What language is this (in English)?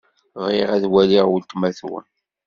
Kabyle